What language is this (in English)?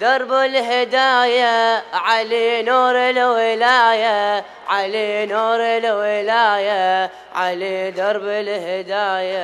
Arabic